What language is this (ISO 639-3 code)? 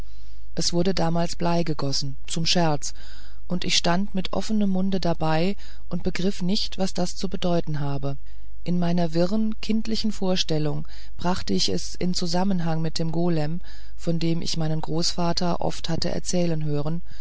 deu